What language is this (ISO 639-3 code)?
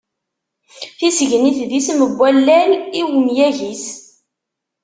kab